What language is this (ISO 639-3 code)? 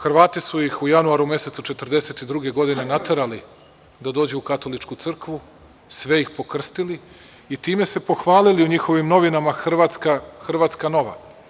srp